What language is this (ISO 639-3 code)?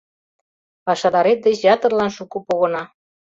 chm